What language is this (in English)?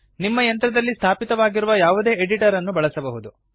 Kannada